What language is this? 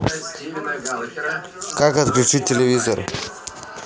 Russian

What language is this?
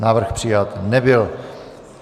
Czech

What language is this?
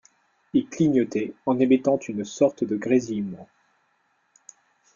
French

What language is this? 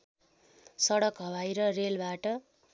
Nepali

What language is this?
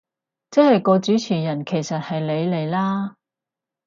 Cantonese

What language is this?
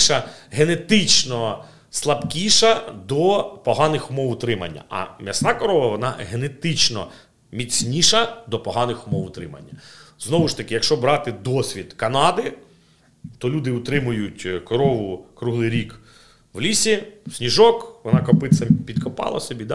Ukrainian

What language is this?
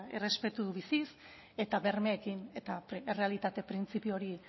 Basque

